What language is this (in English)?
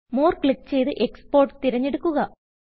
Malayalam